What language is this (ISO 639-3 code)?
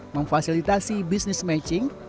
ind